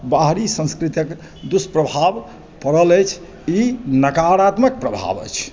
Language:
Maithili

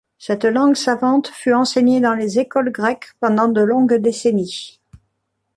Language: French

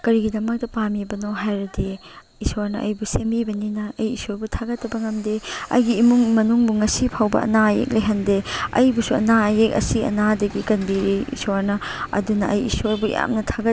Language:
Manipuri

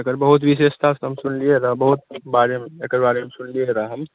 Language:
Maithili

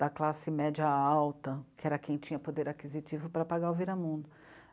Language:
Portuguese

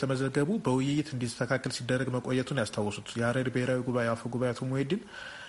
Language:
Amharic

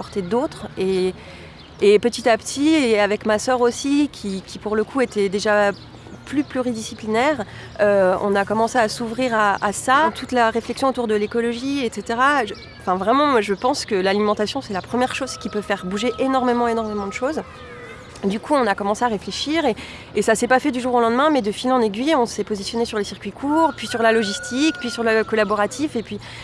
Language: French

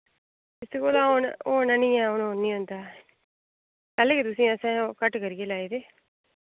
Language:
Dogri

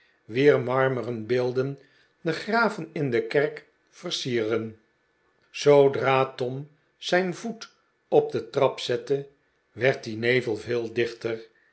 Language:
Dutch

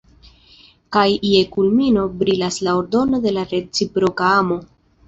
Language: Esperanto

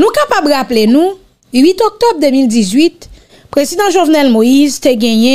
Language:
French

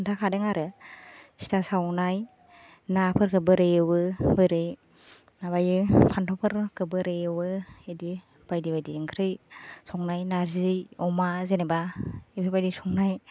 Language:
Bodo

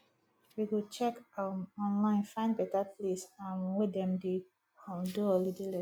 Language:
Nigerian Pidgin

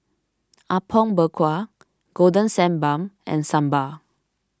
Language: English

